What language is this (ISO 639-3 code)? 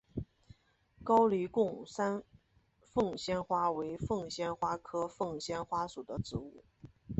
zho